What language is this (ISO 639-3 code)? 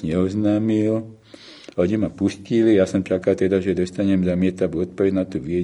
slk